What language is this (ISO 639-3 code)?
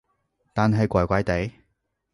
yue